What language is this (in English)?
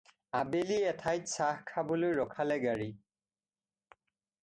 Assamese